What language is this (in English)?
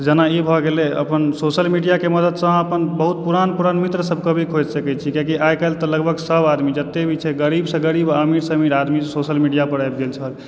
Maithili